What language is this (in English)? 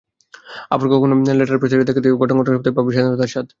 Bangla